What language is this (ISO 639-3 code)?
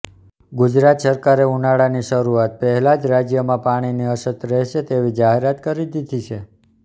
guj